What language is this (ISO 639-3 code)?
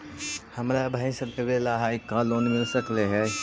mag